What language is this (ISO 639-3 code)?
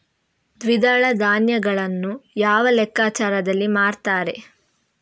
kan